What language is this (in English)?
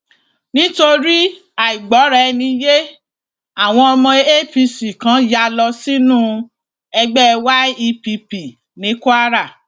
Yoruba